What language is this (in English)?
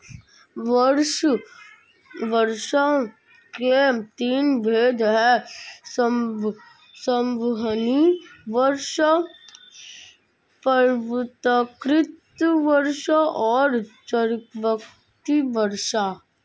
Hindi